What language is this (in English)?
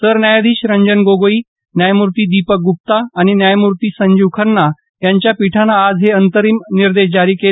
Marathi